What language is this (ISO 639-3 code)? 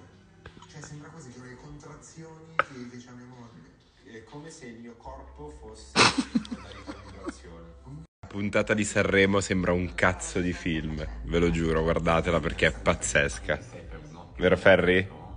ita